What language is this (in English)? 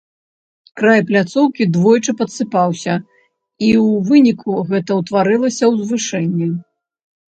Belarusian